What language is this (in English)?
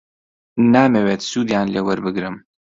Central Kurdish